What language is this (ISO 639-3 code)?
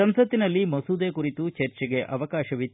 kan